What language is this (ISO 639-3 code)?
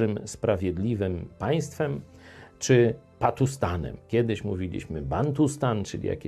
pol